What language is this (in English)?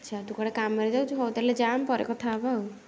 Odia